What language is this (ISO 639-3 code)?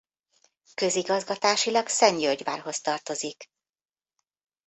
hun